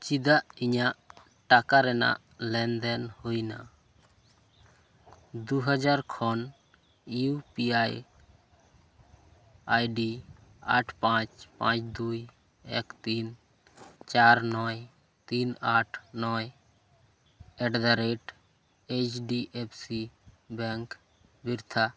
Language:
Santali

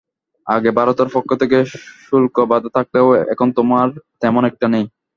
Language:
Bangla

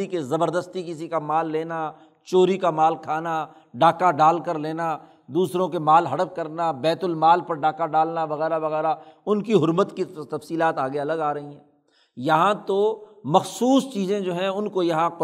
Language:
Urdu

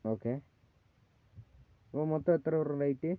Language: Malayalam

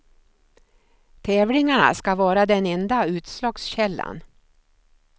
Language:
Swedish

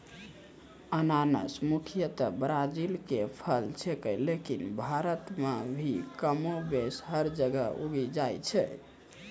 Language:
Maithili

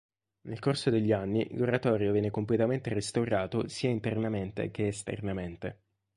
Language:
Italian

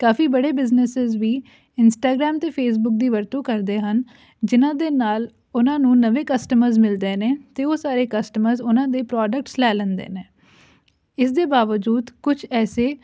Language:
Punjabi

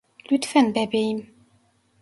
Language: Turkish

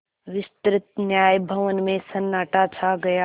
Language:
Hindi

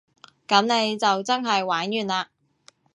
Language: Cantonese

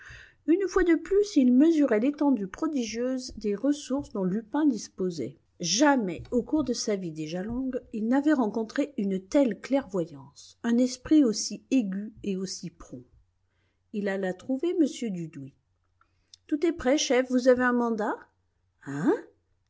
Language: French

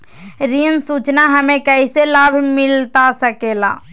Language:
Magahi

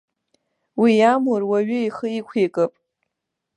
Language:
Abkhazian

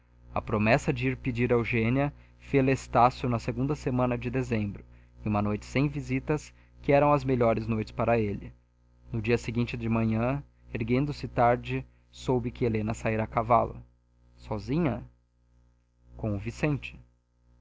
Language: Portuguese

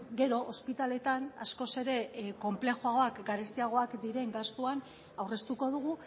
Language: Basque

